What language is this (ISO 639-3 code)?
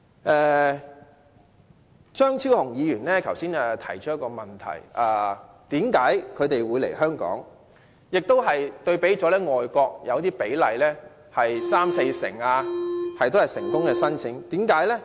yue